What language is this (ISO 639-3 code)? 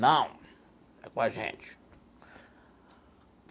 por